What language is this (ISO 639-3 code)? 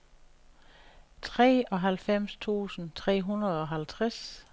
dan